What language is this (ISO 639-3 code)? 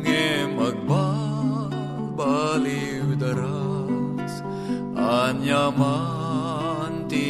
fil